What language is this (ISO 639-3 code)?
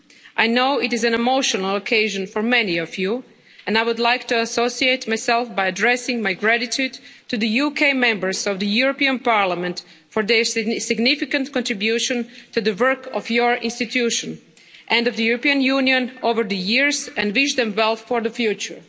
eng